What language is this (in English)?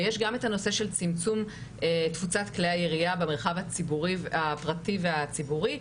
Hebrew